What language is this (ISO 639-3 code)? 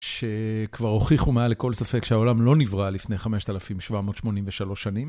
heb